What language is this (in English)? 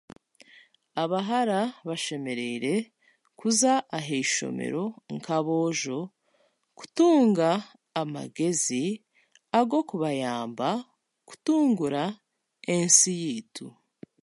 Chiga